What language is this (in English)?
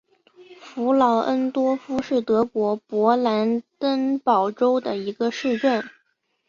Chinese